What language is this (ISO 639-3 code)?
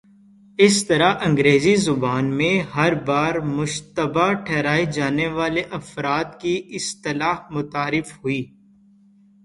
urd